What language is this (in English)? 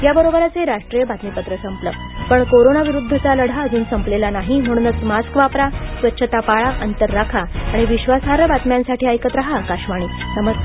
Marathi